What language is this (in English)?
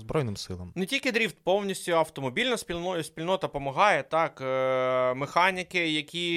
Ukrainian